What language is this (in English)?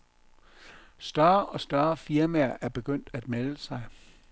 Danish